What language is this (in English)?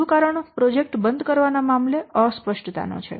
Gujarati